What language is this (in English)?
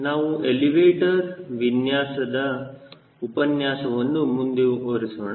Kannada